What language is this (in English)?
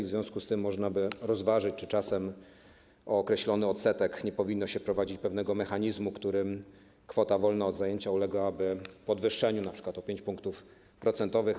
Polish